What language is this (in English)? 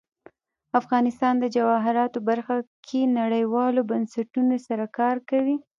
Pashto